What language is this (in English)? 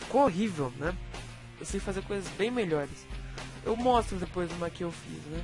Portuguese